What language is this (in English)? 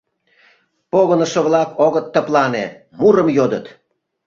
Mari